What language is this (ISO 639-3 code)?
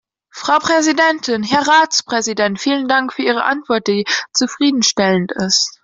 deu